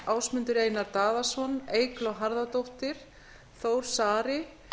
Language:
Icelandic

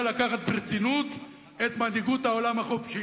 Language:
Hebrew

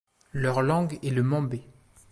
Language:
French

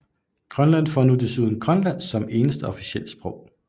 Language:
Danish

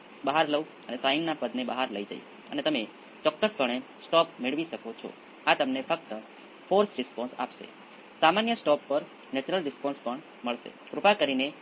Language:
Gujarati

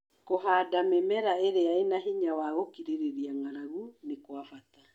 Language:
Kikuyu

